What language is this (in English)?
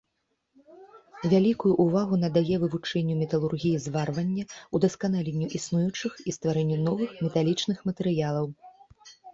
Belarusian